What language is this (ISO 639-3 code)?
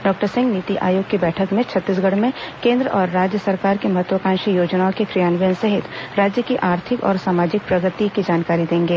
hin